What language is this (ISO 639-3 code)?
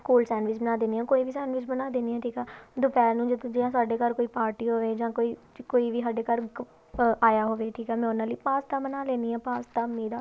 pan